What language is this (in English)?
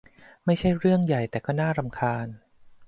Thai